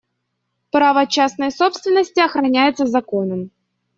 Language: Russian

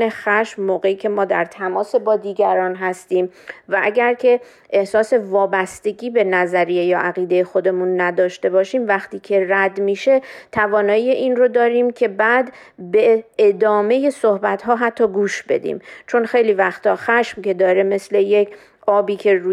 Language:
Persian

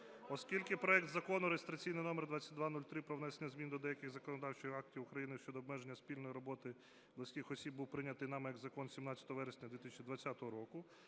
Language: Ukrainian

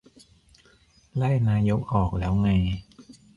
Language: Thai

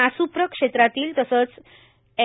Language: Marathi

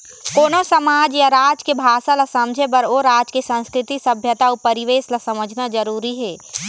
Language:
Chhattisgarhi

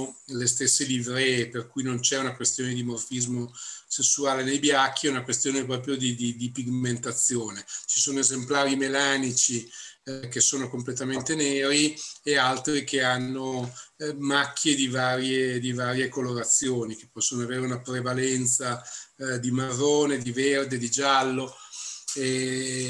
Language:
Italian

